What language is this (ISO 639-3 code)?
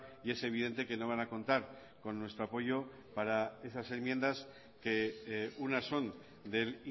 spa